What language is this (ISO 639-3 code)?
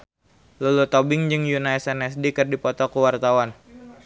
sun